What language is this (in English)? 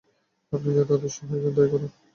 Bangla